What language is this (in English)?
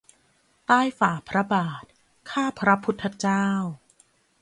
Thai